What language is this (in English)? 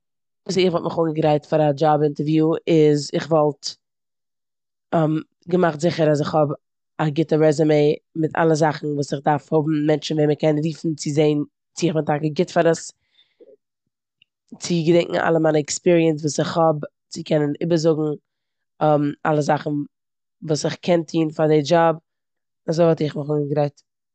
Yiddish